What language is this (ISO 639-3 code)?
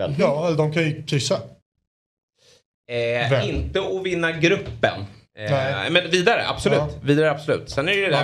swe